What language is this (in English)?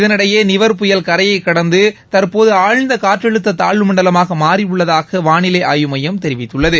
Tamil